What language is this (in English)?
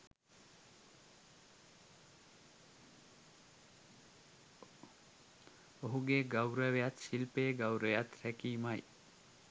Sinhala